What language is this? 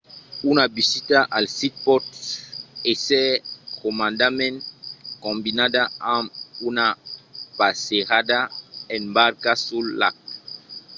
Occitan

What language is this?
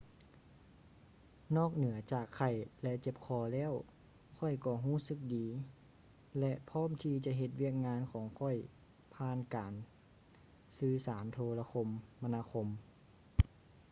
Lao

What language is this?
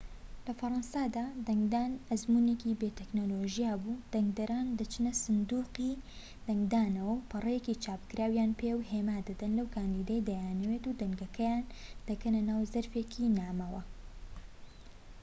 Central Kurdish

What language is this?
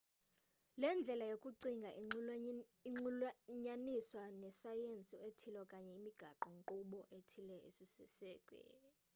Xhosa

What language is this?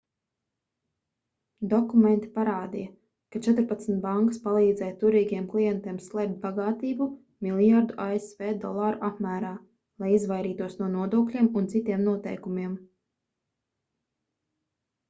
Latvian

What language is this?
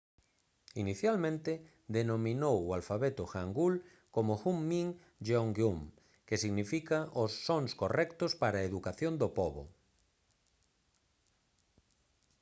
Galician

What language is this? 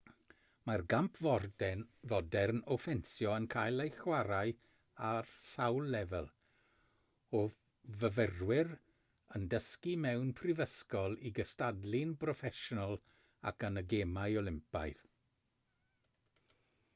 Welsh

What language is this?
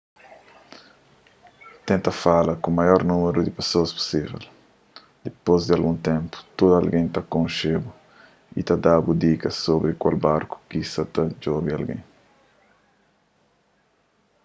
Kabuverdianu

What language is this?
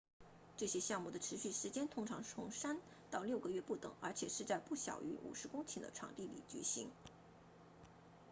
Chinese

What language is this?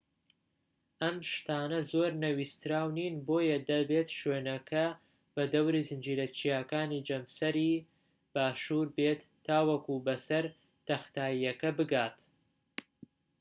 Central Kurdish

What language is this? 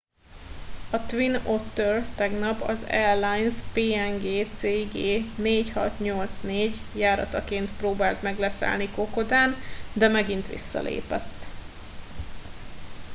Hungarian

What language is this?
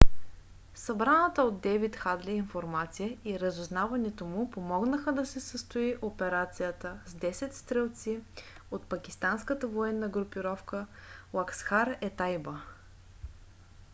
Bulgarian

